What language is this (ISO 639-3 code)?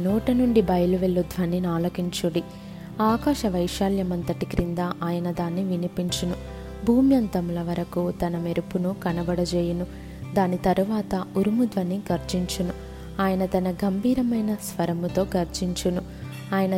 tel